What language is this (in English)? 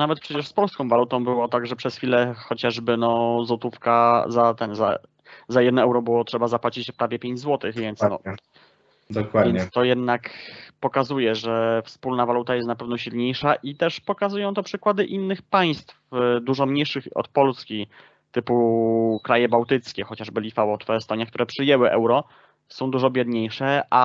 Polish